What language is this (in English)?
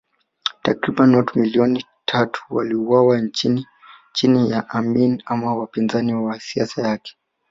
Swahili